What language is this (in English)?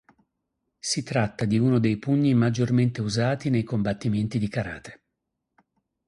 Italian